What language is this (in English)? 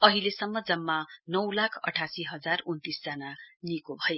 Nepali